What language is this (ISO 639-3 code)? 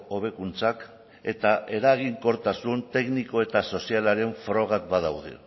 eus